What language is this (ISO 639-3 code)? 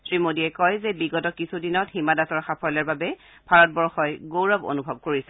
asm